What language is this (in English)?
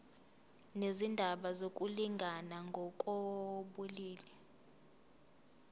Zulu